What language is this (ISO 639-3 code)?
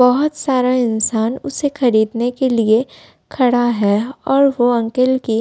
hin